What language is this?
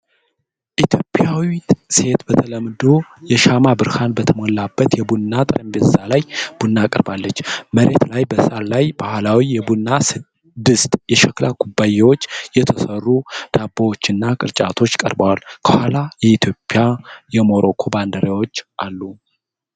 Amharic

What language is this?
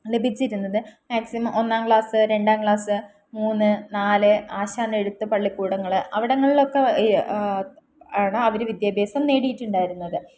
Malayalam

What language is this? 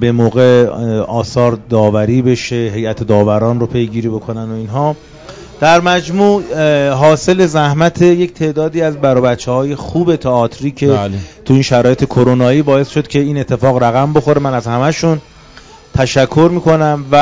Persian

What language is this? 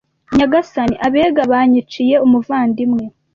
Kinyarwanda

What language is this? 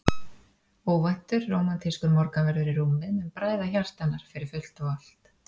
Icelandic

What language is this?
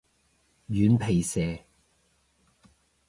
Cantonese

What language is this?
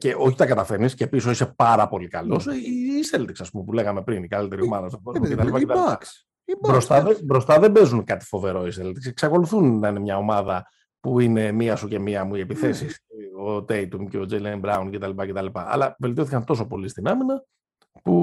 Greek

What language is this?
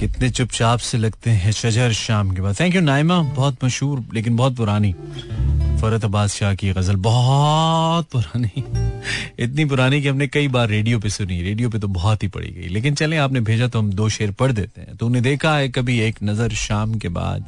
Hindi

